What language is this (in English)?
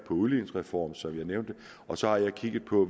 Danish